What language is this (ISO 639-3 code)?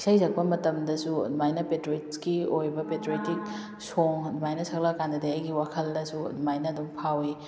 mni